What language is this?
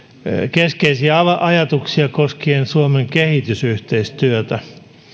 Finnish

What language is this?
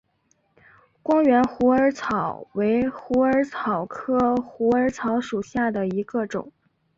Chinese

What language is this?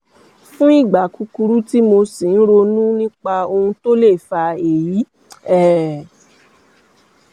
Yoruba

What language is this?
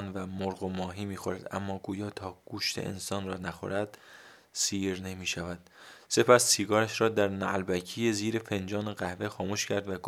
Persian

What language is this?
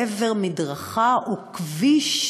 Hebrew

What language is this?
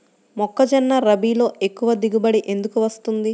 Telugu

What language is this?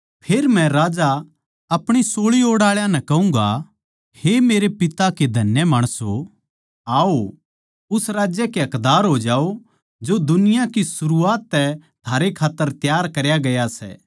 Haryanvi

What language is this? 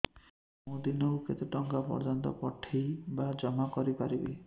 Odia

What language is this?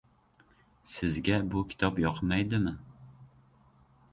Uzbek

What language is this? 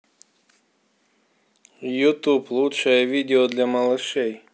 Russian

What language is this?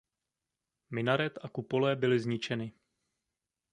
Czech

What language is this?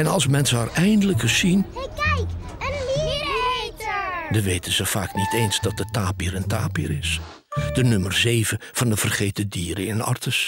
Dutch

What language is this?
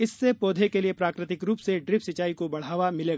Hindi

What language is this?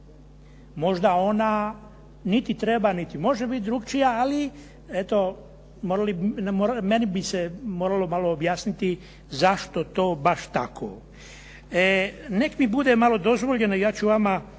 Croatian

